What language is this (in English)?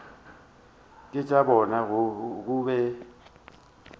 Northern Sotho